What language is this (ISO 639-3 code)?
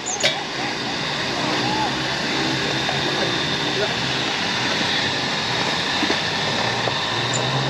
ind